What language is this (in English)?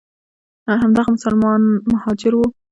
Pashto